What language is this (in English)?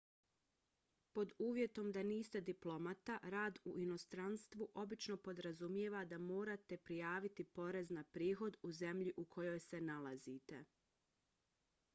Bosnian